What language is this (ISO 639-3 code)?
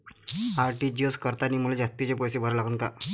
mar